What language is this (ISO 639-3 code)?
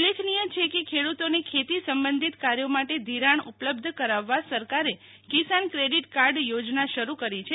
guj